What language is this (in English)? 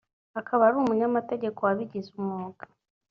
Kinyarwanda